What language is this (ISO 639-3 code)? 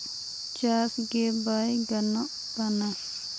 sat